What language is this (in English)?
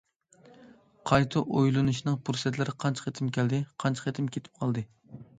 Uyghur